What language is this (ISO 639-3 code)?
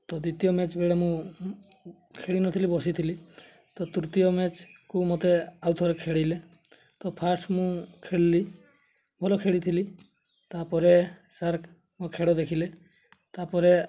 ori